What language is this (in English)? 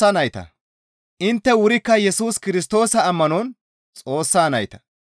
Gamo